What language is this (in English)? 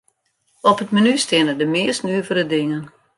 Western Frisian